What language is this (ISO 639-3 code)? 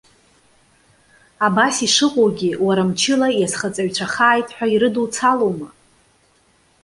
abk